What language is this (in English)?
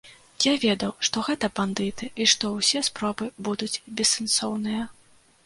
Belarusian